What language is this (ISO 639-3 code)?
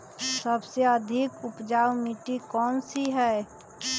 mag